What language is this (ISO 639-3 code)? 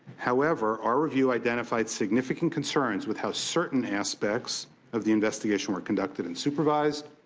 eng